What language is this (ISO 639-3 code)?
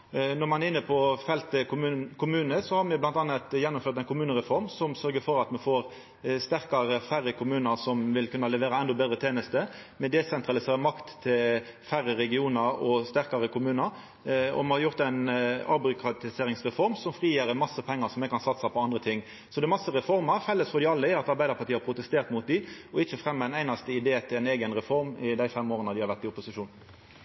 nno